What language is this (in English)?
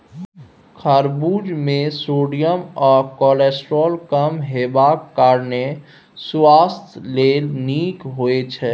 Maithili